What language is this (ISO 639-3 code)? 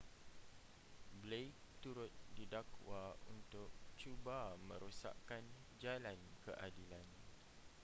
msa